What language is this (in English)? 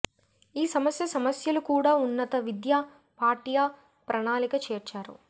Telugu